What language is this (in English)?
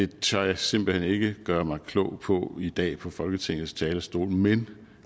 Danish